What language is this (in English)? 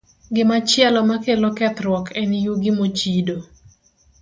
Luo (Kenya and Tanzania)